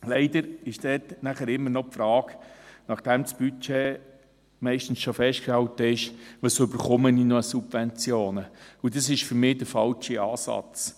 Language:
Swiss German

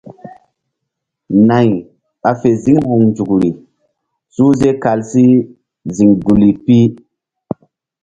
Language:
Mbum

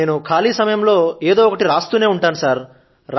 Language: Telugu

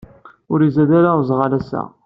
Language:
Kabyle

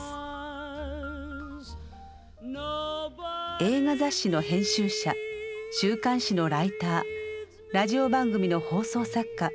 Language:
Japanese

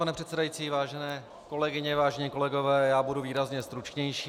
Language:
Czech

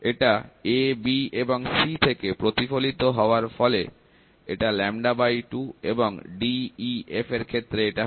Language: Bangla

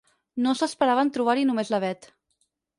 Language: Catalan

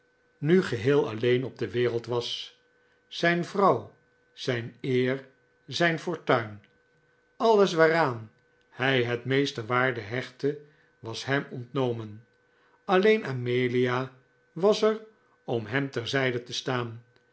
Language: Dutch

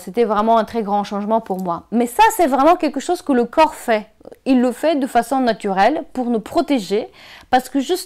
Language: French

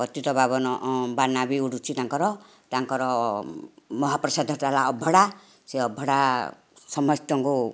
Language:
Odia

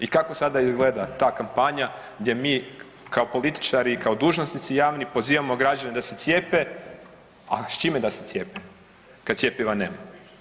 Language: Croatian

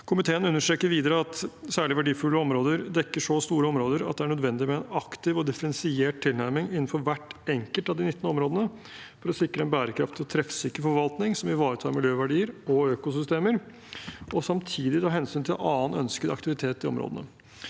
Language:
Norwegian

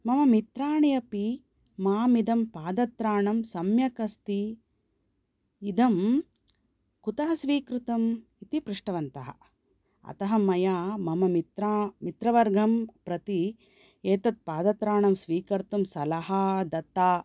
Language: Sanskrit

